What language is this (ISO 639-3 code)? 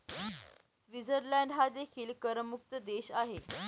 mar